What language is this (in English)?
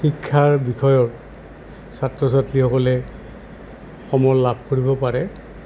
Assamese